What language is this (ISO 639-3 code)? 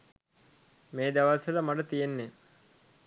sin